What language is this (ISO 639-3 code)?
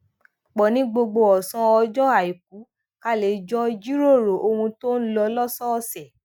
yor